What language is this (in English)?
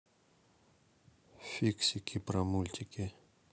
Russian